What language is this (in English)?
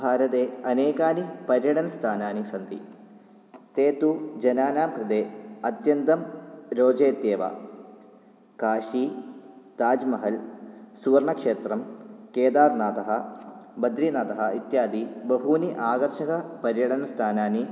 Sanskrit